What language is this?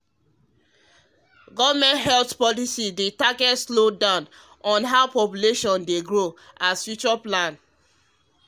Nigerian Pidgin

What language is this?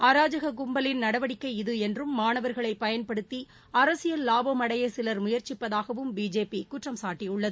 Tamil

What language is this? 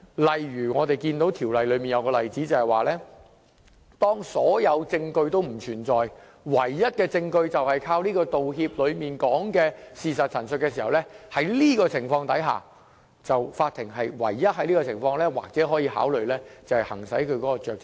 Cantonese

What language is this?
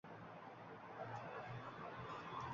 Uzbek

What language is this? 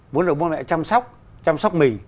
Vietnamese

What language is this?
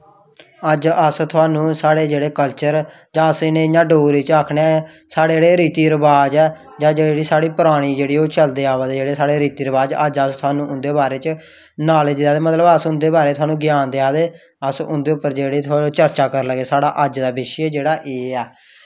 Dogri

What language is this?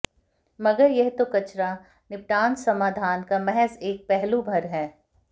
Hindi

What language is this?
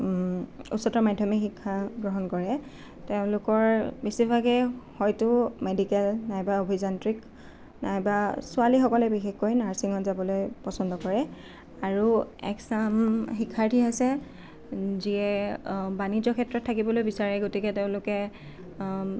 Assamese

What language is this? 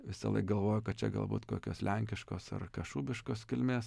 Lithuanian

